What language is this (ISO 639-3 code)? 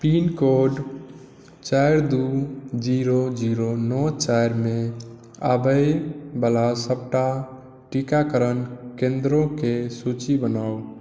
mai